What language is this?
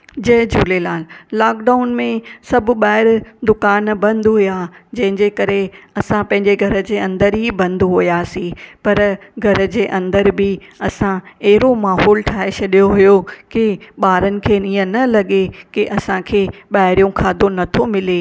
Sindhi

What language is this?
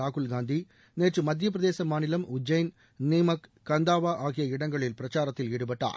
Tamil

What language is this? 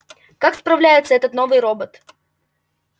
Russian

